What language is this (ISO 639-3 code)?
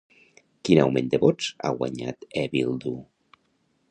cat